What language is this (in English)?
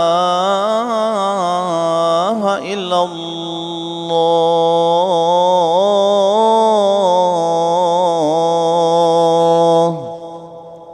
Arabic